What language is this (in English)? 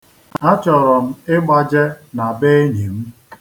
Igbo